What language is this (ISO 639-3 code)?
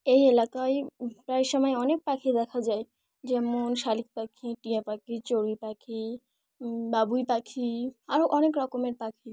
ben